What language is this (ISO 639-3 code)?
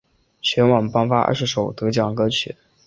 zho